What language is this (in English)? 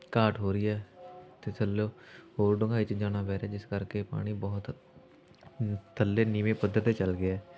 Punjabi